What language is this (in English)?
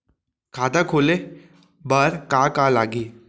Chhattisgarhi